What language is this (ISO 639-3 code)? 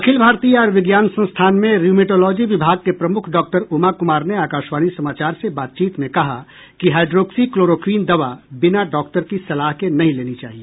hin